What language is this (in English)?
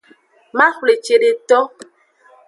Aja (Benin)